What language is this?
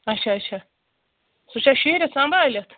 Kashmiri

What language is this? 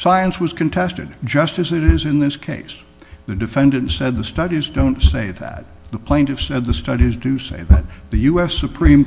English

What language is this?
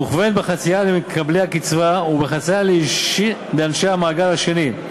Hebrew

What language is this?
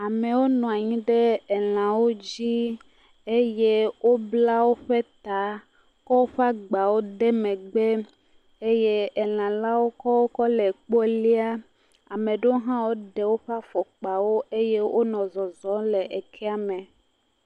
Ewe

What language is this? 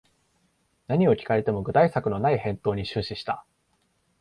Japanese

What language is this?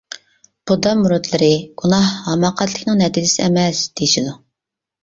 Uyghur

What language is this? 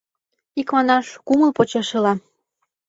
Mari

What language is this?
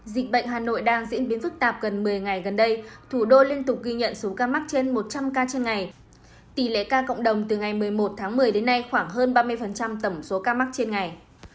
Vietnamese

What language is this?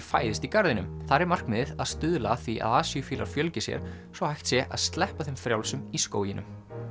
Icelandic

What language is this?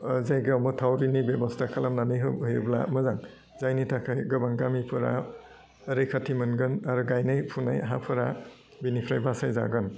Bodo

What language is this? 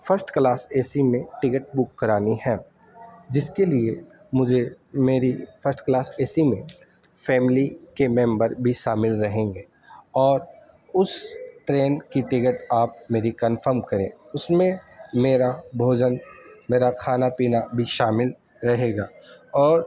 Urdu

